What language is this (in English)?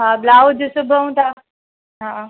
Sindhi